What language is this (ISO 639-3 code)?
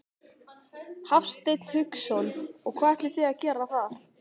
isl